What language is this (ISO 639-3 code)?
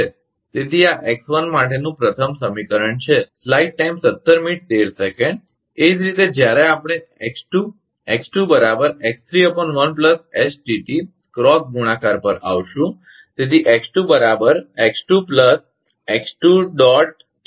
guj